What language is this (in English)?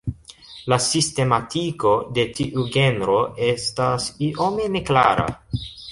Esperanto